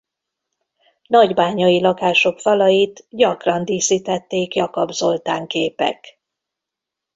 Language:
Hungarian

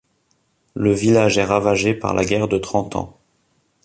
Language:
French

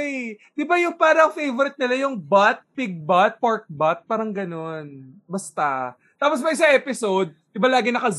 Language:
Filipino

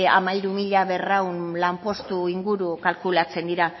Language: Basque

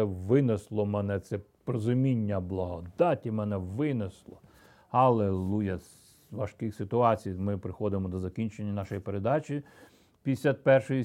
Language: Ukrainian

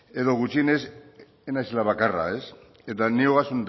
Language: Basque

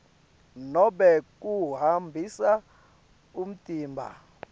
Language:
Swati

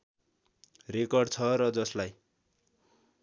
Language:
Nepali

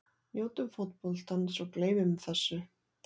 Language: Icelandic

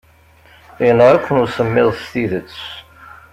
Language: Kabyle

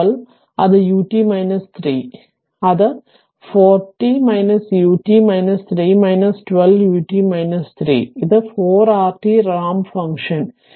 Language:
Malayalam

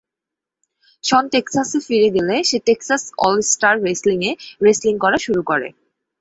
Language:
Bangla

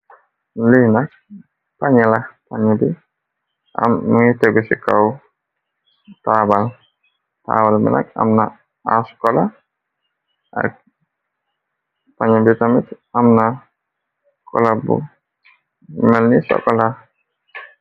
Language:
Wolof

